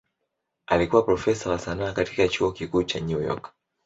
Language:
Swahili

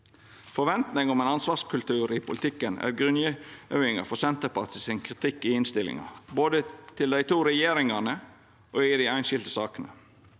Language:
Norwegian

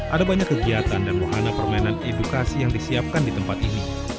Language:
Indonesian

